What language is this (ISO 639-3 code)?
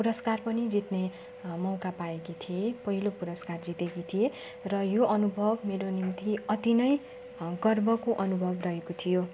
nep